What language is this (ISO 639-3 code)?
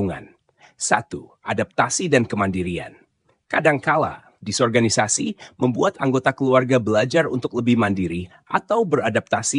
ind